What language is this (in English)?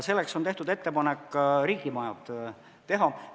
Estonian